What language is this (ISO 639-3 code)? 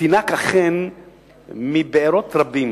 heb